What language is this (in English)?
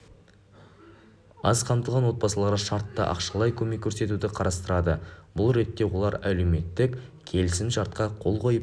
Kazakh